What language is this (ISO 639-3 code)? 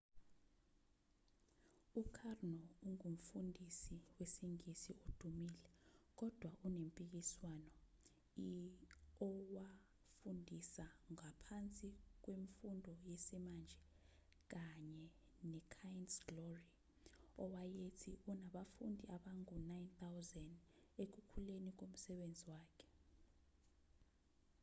zul